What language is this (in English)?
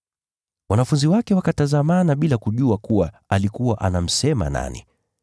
Swahili